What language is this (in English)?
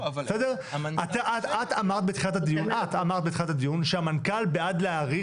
Hebrew